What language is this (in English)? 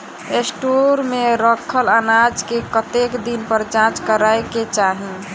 Maithili